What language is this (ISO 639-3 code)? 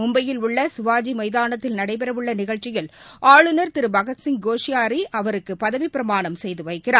tam